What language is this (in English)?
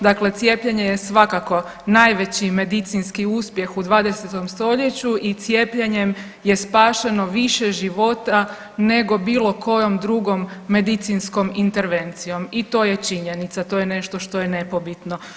Croatian